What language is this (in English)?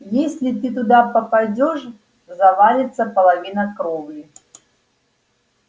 Russian